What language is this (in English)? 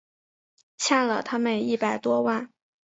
Chinese